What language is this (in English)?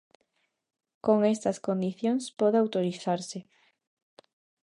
Galician